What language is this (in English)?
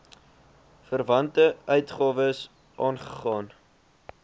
Afrikaans